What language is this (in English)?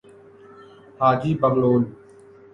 Urdu